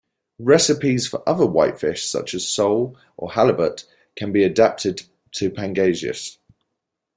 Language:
English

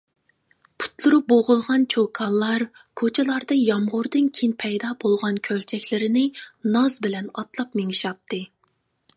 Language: Uyghur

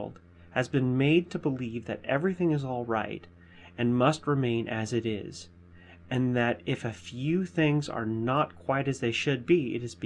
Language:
English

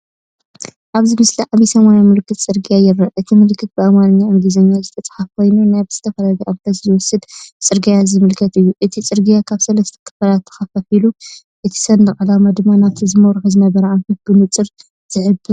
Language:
Tigrinya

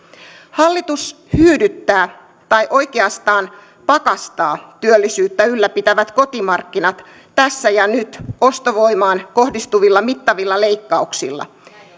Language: Finnish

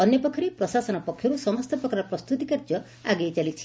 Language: Odia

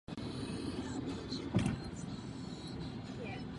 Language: Czech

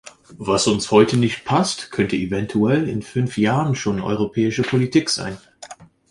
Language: German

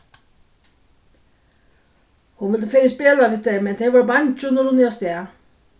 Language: Faroese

